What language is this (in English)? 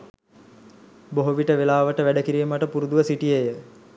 Sinhala